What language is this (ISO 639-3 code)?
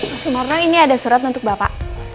ind